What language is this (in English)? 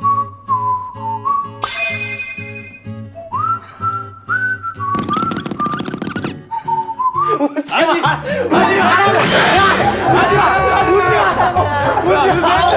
Korean